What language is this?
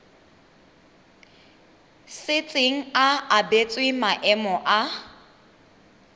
Tswana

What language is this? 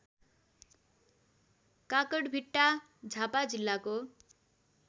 Nepali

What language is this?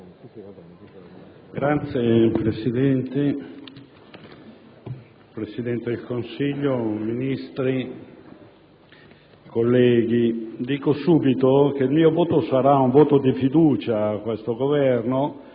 Italian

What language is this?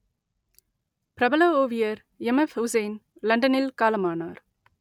Tamil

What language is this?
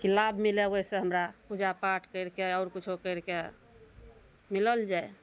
Maithili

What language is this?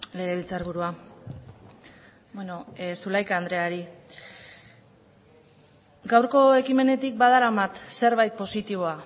Basque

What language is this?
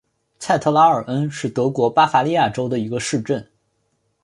Chinese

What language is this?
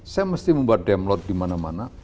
Indonesian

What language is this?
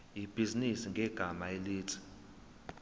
Zulu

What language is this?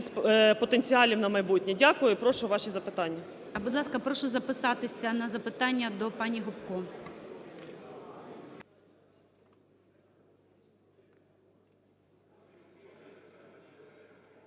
Ukrainian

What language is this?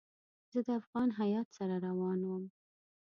Pashto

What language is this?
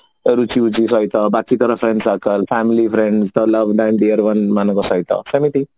Odia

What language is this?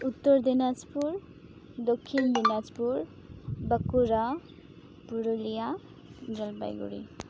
Santali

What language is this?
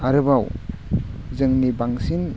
Bodo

